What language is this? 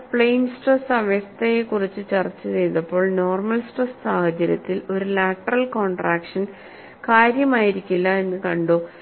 Malayalam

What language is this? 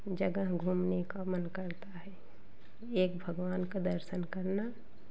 Hindi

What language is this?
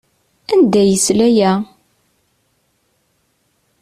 Kabyle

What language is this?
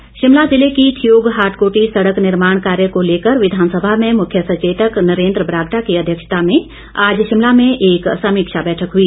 Hindi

